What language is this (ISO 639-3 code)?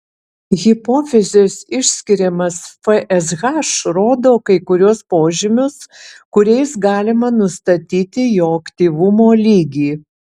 lit